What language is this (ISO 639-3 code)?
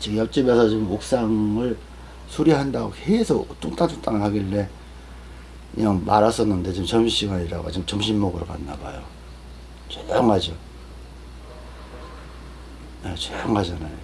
kor